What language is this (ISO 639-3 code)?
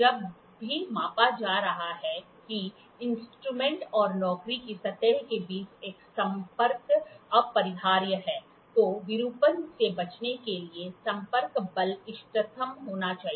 hin